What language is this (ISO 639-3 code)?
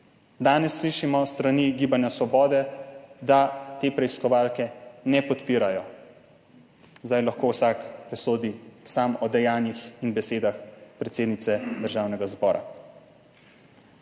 slv